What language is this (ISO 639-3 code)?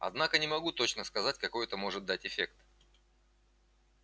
rus